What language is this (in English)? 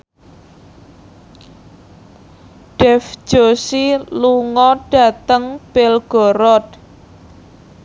Javanese